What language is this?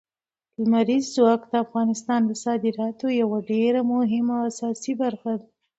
Pashto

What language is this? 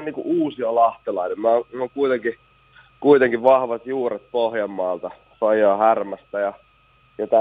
Finnish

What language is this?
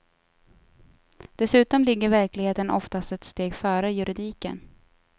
Swedish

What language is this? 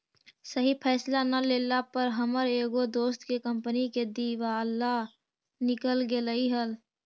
Magahi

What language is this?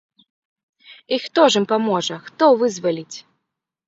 Belarusian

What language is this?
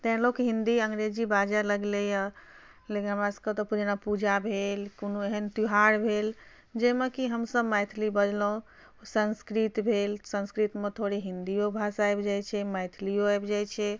Maithili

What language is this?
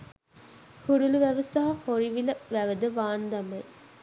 Sinhala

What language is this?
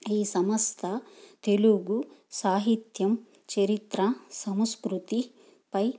Telugu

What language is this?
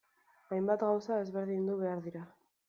Basque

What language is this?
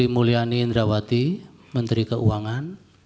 Indonesian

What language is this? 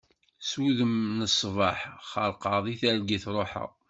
Kabyle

